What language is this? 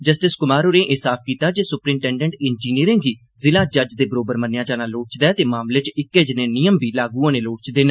Dogri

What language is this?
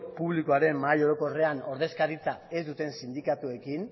Basque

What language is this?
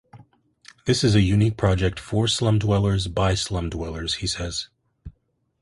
English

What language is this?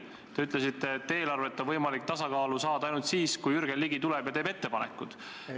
Estonian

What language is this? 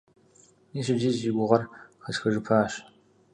Kabardian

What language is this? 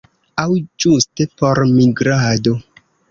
Esperanto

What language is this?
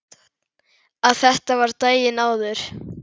Icelandic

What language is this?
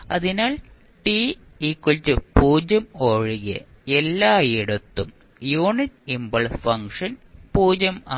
Malayalam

